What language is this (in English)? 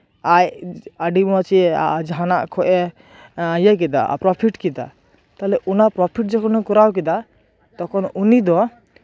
Santali